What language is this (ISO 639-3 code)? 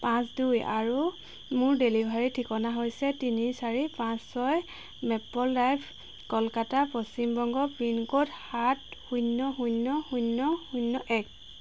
asm